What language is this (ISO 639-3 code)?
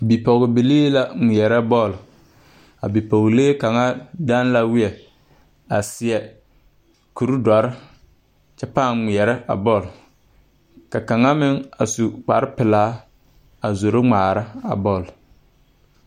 dga